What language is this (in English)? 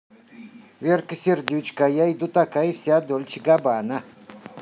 Russian